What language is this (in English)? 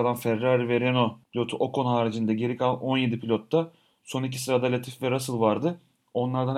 Turkish